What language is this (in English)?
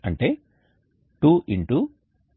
Telugu